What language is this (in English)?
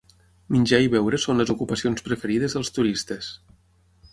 Catalan